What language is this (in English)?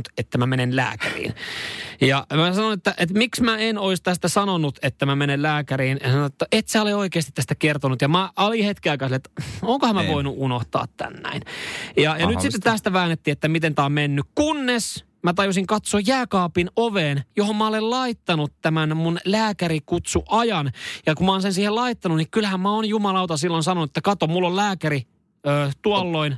Finnish